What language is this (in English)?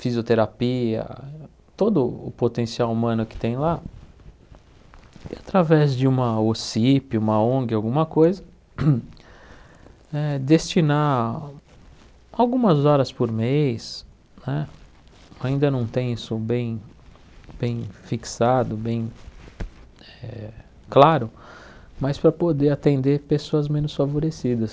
Portuguese